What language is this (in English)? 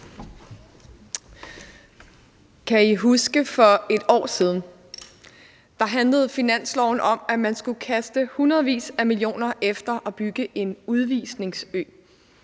Danish